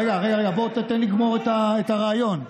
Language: Hebrew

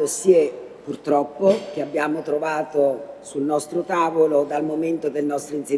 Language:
Italian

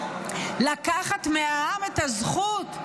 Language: Hebrew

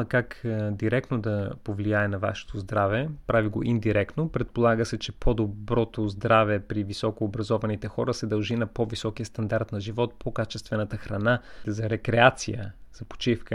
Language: Bulgarian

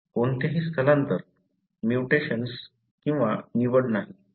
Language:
Marathi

